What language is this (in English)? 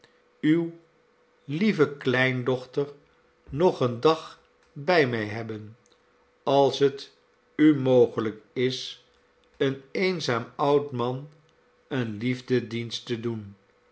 Dutch